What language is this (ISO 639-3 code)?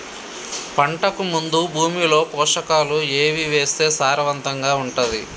tel